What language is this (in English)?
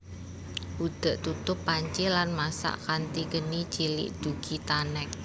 Javanese